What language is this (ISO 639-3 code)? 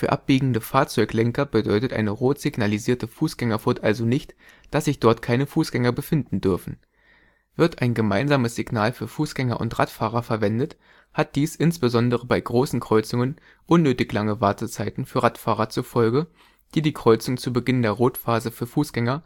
deu